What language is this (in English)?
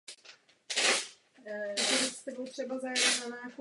Czech